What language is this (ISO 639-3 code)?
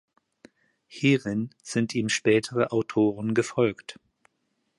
deu